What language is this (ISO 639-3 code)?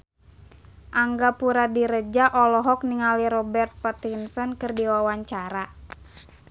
sun